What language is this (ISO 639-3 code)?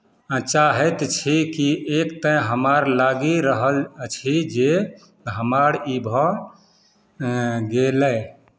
mai